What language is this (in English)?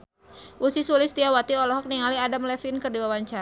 Sundanese